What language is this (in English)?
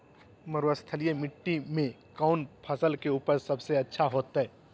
Magahi